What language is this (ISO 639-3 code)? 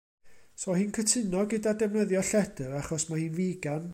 cym